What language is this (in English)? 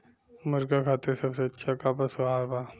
Bhojpuri